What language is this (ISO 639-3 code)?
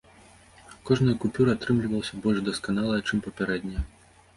bel